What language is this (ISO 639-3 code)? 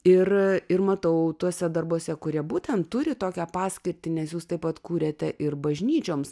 lit